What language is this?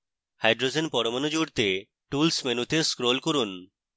Bangla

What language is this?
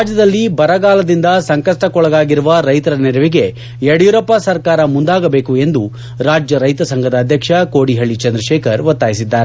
Kannada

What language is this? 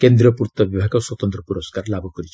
Odia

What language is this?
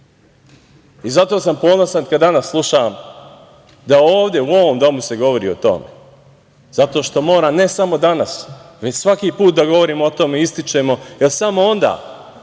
Serbian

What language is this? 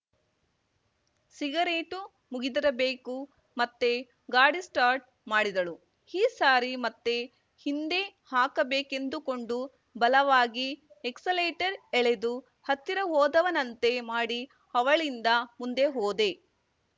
Kannada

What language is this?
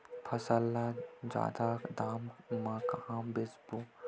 Chhattisgarhi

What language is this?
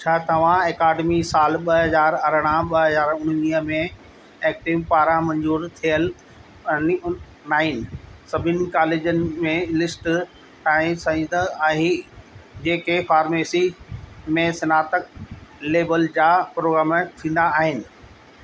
Sindhi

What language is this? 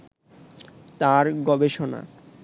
Bangla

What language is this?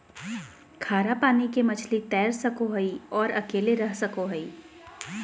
Magahi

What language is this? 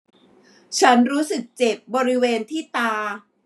Thai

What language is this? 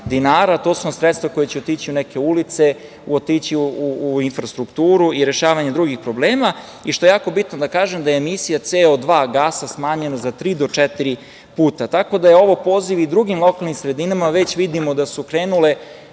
Serbian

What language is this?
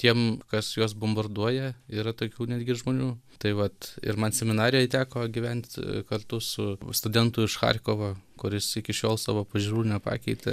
Lithuanian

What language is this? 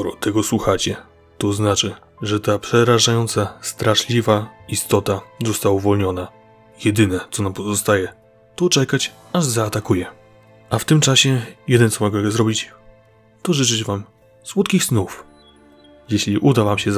Polish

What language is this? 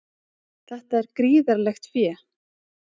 Icelandic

